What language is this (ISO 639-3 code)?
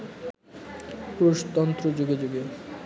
ben